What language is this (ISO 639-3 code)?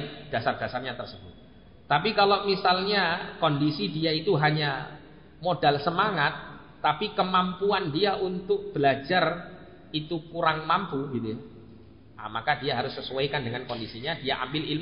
ind